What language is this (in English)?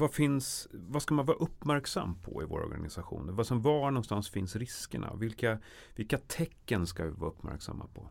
Swedish